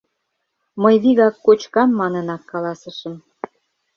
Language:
Mari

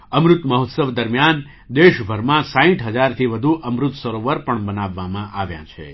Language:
Gujarati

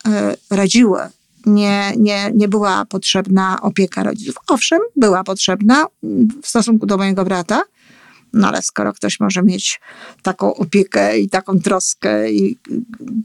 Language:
Polish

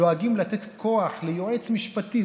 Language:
Hebrew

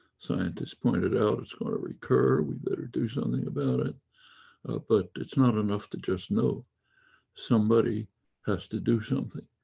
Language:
English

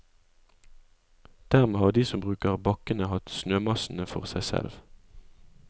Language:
Norwegian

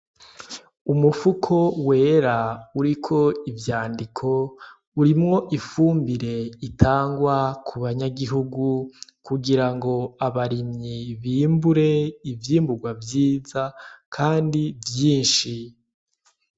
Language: Rundi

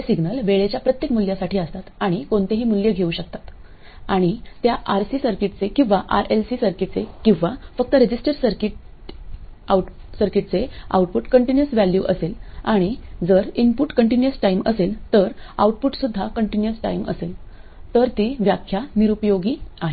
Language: Marathi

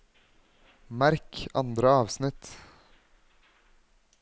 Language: Norwegian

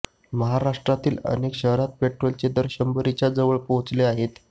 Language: Marathi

